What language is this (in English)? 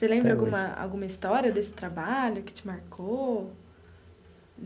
Portuguese